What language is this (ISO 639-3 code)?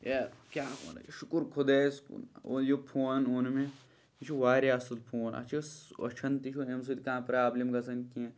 kas